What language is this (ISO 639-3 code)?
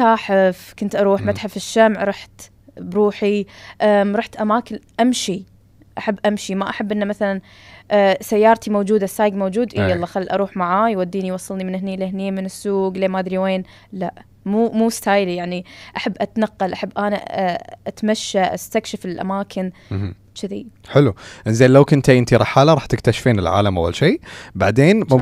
ara